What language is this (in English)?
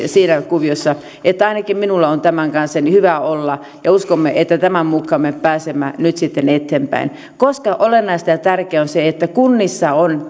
Finnish